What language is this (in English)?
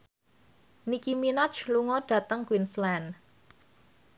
Javanese